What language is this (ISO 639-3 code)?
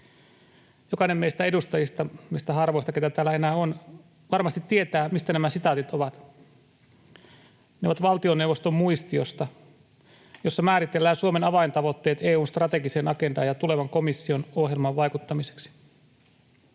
fin